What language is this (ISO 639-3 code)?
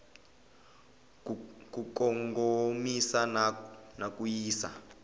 tso